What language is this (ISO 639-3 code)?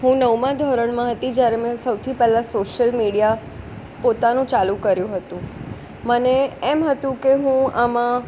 guj